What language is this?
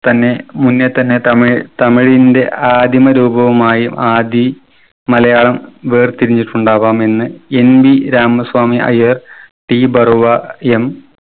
Malayalam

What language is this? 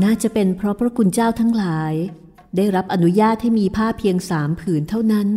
Thai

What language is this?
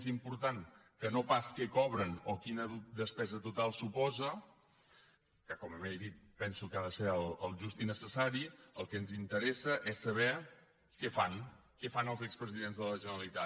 Catalan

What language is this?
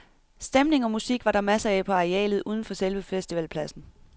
Danish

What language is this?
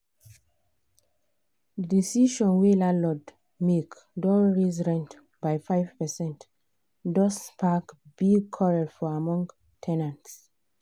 Nigerian Pidgin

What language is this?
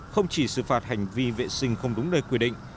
Vietnamese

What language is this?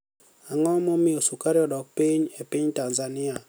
Luo (Kenya and Tanzania)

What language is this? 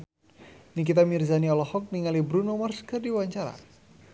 Sundanese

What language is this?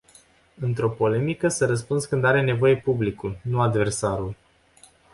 Romanian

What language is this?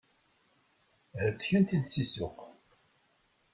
Kabyle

